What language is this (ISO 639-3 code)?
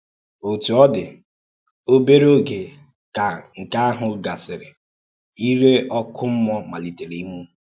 ibo